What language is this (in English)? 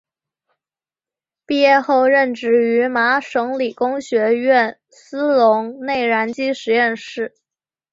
Chinese